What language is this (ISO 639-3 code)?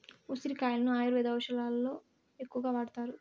tel